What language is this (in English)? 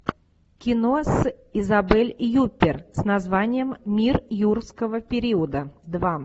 Russian